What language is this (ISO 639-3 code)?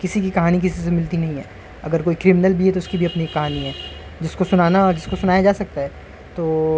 urd